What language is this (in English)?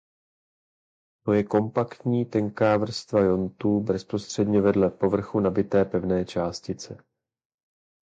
Czech